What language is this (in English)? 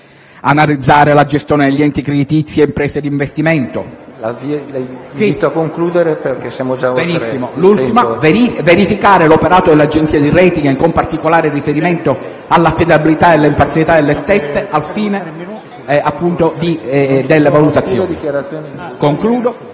Italian